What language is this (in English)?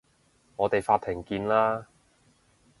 Cantonese